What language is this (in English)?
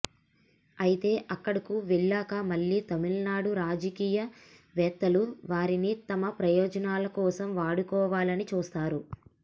Telugu